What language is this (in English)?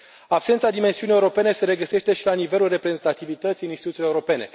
Romanian